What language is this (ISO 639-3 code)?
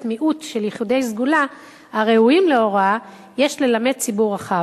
heb